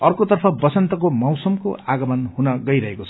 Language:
Nepali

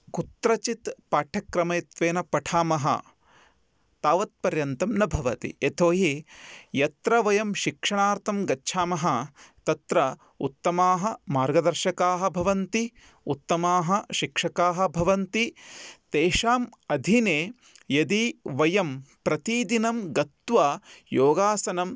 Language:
Sanskrit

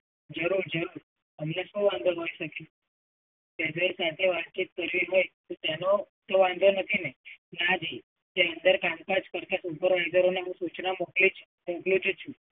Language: Gujarati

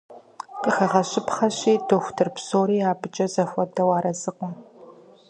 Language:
Kabardian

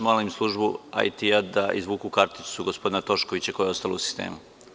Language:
Serbian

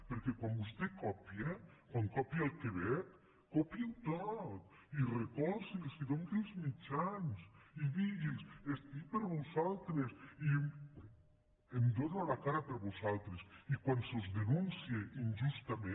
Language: Catalan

